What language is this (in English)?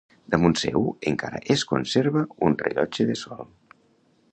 Catalan